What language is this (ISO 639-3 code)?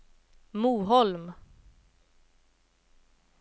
swe